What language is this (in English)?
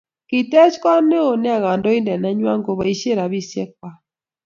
Kalenjin